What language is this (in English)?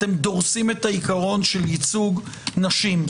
Hebrew